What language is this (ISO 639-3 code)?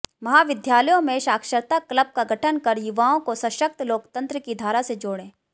hin